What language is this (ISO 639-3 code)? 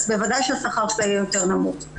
heb